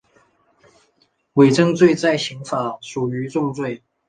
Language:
Chinese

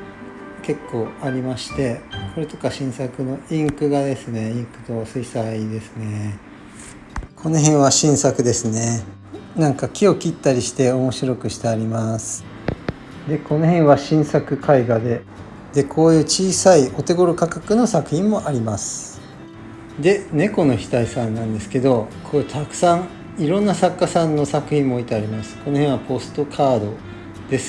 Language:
Japanese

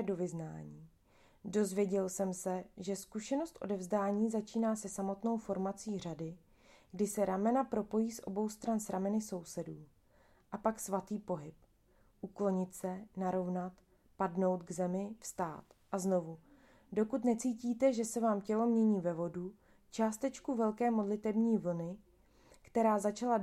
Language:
Czech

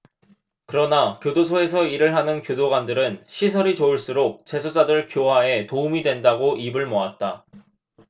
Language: Korean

